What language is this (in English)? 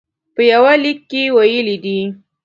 Pashto